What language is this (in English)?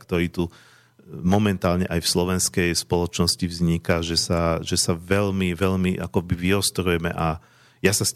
Slovak